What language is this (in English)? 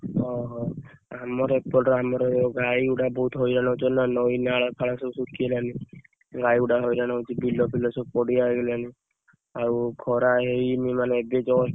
Odia